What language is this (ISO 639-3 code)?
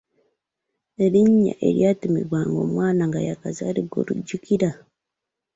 lug